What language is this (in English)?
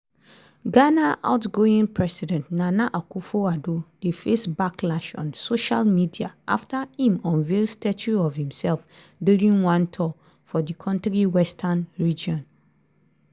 Nigerian Pidgin